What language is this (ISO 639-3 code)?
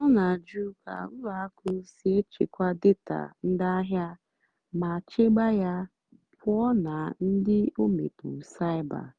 ibo